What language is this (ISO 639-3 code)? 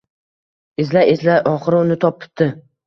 uzb